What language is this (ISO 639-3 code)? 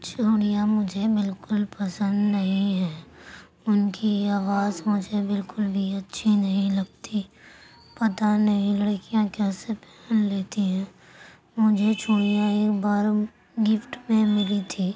urd